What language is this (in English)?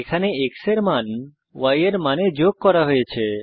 Bangla